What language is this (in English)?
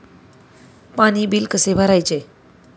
Marathi